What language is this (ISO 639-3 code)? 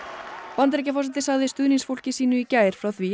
isl